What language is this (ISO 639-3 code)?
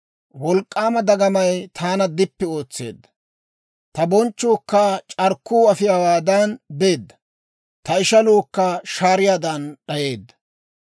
dwr